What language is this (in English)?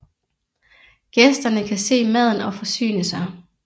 Danish